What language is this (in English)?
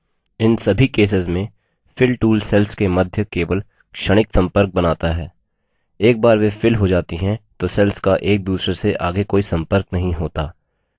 Hindi